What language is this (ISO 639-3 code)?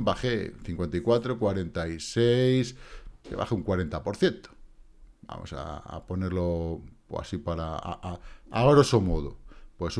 spa